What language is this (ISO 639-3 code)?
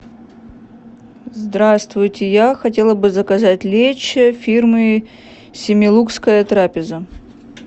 rus